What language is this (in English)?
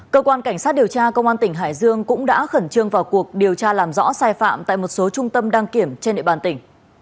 Vietnamese